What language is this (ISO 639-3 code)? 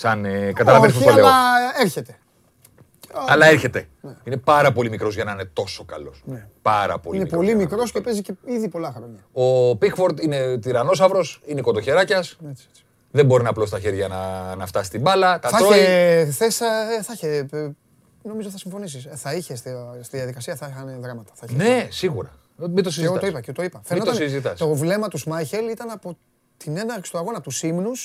ell